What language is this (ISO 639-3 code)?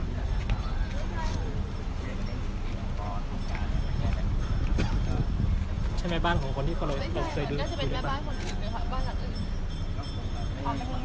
tha